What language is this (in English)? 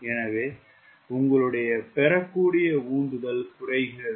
Tamil